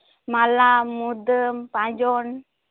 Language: Santali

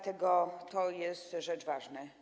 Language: Polish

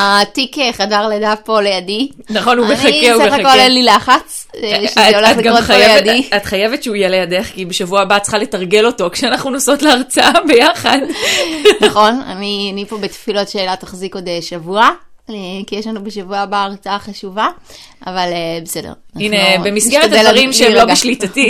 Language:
Hebrew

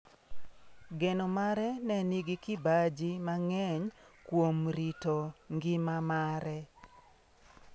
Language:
Luo (Kenya and Tanzania)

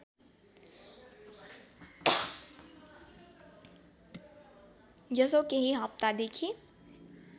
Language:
Nepali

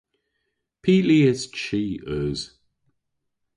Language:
Cornish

